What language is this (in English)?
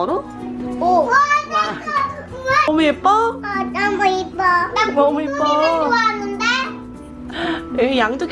Korean